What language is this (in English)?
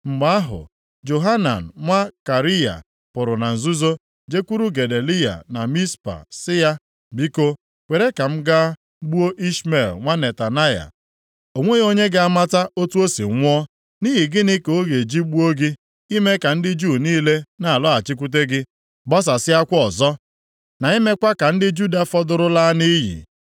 Igbo